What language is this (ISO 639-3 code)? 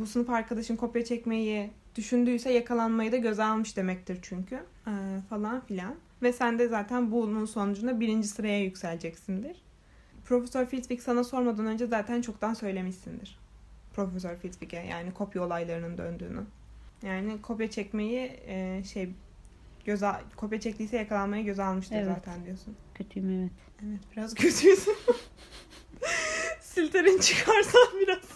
tur